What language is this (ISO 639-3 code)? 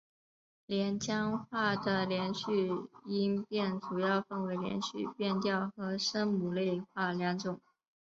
zho